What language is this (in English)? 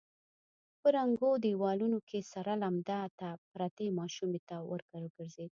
Pashto